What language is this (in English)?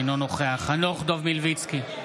Hebrew